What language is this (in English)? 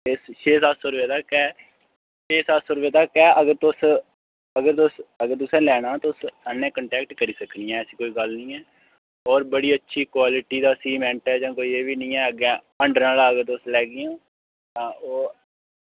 Dogri